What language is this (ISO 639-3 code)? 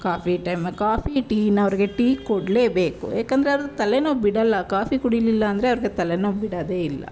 kan